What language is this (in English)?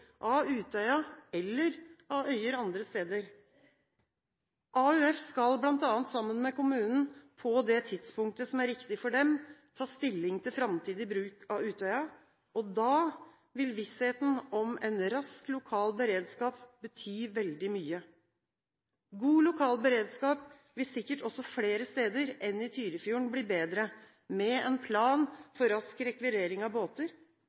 Norwegian Bokmål